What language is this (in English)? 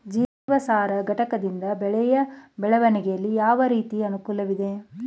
Kannada